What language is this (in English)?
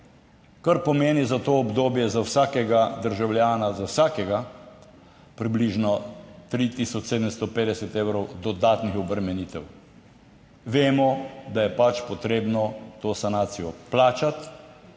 Slovenian